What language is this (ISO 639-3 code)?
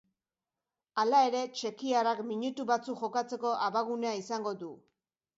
eus